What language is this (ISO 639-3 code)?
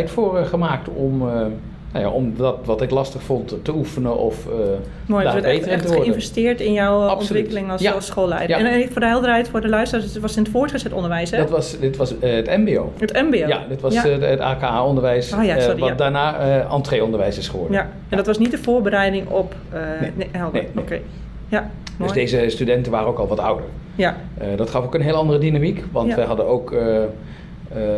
nld